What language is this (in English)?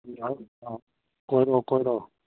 Manipuri